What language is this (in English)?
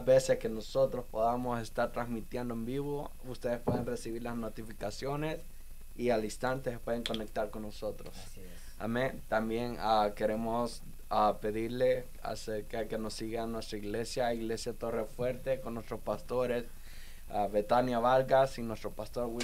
Spanish